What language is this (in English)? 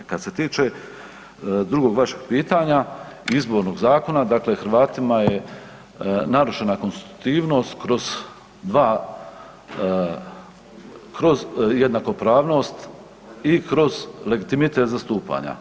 Croatian